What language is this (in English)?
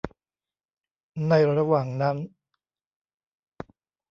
Thai